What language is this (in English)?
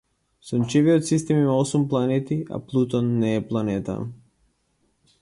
Macedonian